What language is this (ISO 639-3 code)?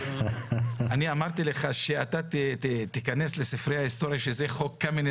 heb